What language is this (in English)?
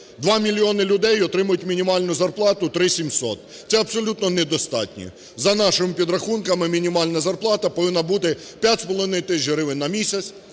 Ukrainian